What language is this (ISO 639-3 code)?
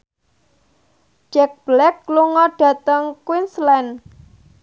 jav